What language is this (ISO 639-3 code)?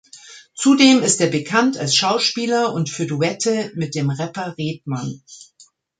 deu